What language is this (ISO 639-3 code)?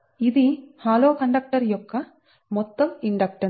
tel